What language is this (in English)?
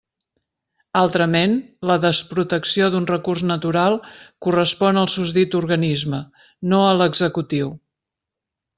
Catalan